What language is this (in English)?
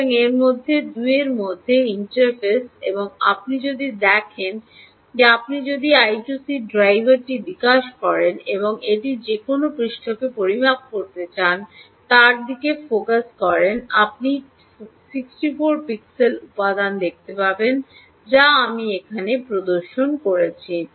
Bangla